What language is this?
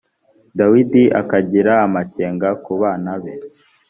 Kinyarwanda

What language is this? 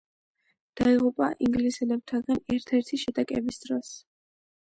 Georgian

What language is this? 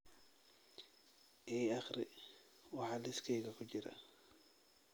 Somali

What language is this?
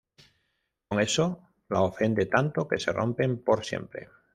Spanish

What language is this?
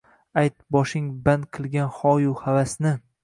Uzbek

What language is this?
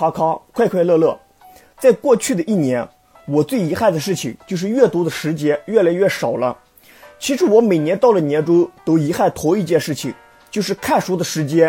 Chinese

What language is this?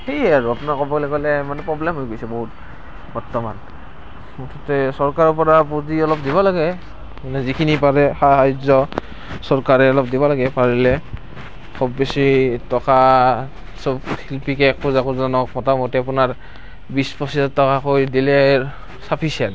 Assamese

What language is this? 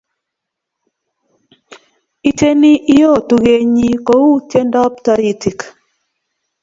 Kalenjin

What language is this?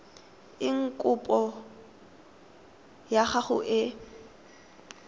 Tswana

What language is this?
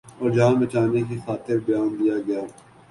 Urdu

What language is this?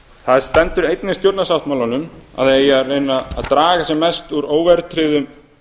Icelandic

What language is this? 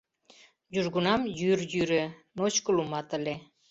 Mari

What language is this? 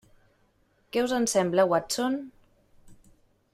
Catalan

